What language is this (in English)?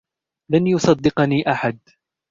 Arabic